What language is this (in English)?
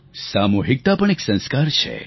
Gujarati